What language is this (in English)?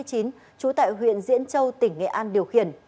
Vietnamese